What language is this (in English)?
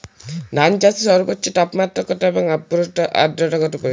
Bangla